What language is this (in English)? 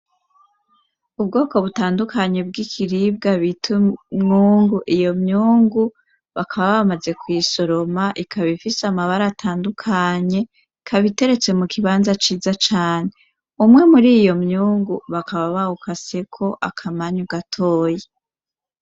Rundi